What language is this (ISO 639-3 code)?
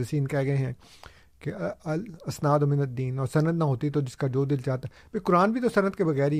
urd